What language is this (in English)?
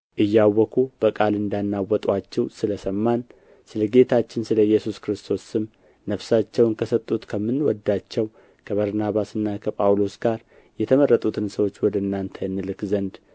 Amharic